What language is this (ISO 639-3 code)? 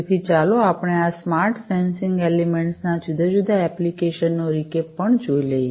guj